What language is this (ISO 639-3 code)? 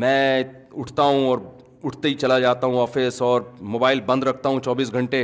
urd